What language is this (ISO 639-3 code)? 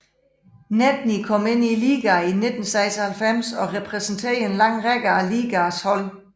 dan